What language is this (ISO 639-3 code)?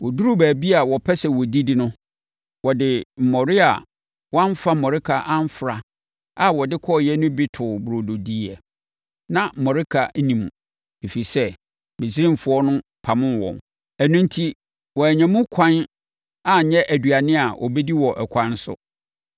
aka